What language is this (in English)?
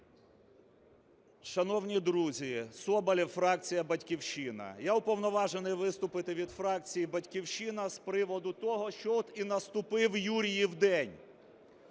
Ukrainian